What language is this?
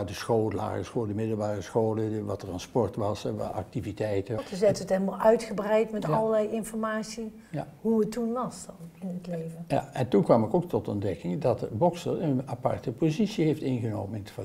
Dutch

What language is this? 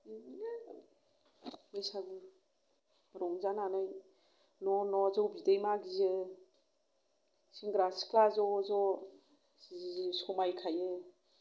Bodo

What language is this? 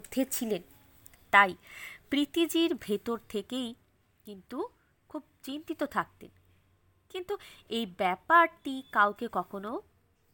Bangla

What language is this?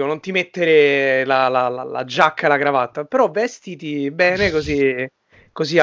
Italian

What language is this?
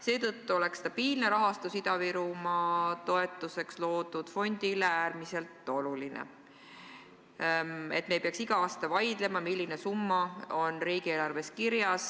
Estonian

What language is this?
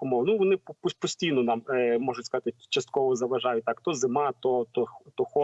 Ukrainian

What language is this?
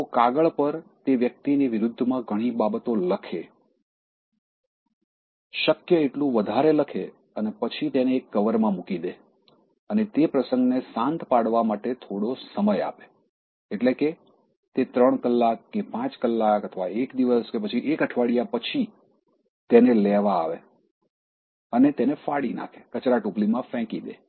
Gujarati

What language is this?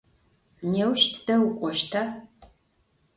Adyghe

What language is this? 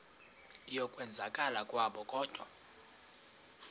Xhosa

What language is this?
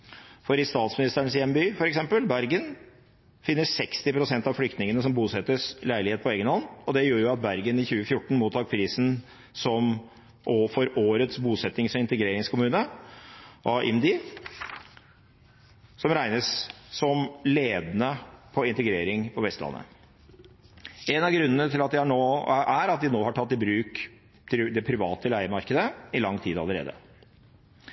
Norwegian Bokmål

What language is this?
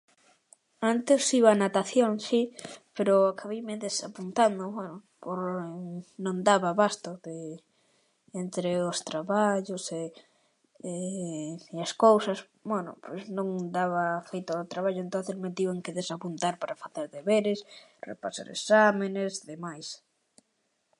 Galician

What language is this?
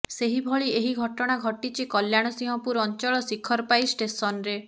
Odia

